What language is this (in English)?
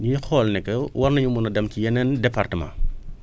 Wolof